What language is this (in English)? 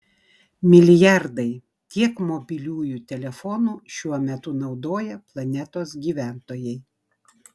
Lithuanian